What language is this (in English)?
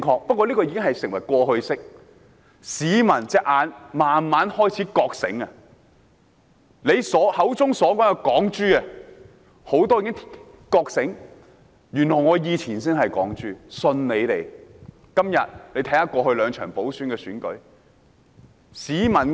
Cantonese